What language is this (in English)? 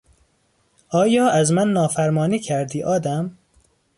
Persian